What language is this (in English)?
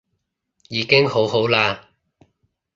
Cantonese